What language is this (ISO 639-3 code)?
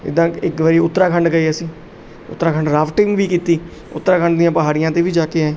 pan